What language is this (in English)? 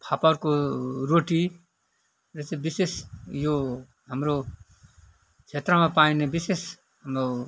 Nepali